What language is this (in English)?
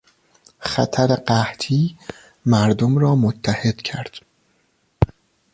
Persian